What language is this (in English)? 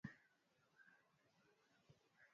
Swahili